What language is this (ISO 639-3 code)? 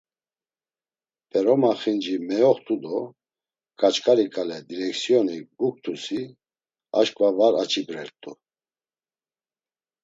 lzz